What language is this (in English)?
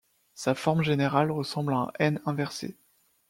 French